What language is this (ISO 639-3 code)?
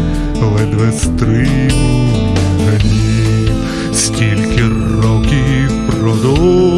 ukr